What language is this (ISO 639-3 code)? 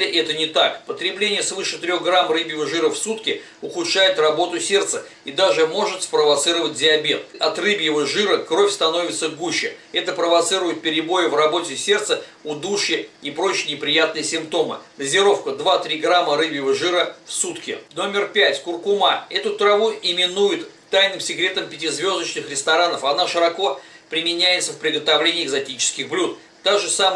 rus